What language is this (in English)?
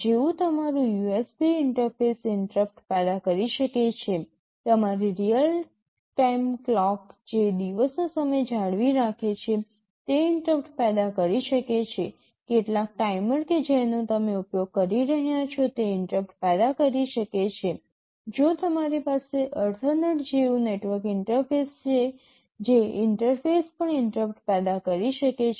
Gujarati